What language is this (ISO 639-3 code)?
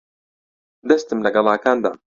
ckb